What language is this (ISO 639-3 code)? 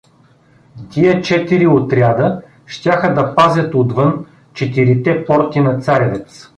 bul